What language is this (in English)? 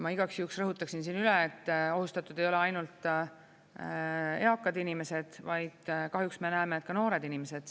Estonian